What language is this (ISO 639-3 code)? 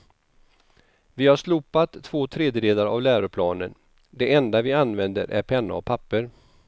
swe